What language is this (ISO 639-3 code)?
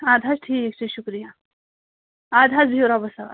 kas